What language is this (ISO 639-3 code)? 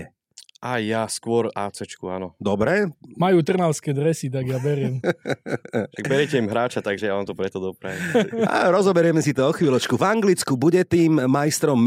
slk